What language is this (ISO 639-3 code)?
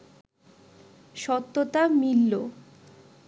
ben